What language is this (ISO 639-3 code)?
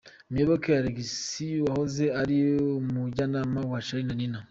kin